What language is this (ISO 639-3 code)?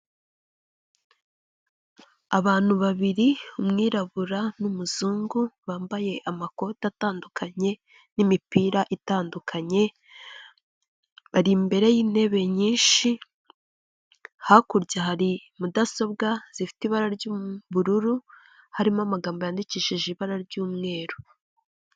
kin